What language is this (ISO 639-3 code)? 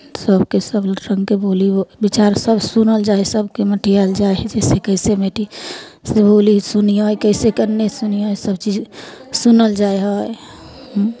mai